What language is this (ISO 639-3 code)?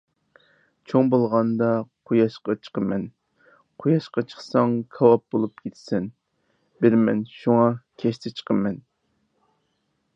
uig